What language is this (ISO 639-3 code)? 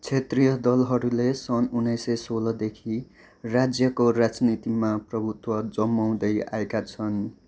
nep